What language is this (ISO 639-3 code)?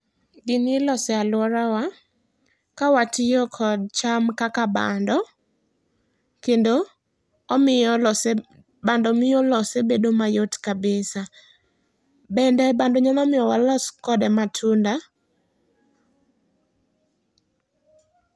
luo